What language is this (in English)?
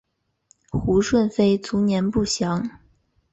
Chinese